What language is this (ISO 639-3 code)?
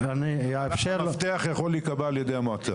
heb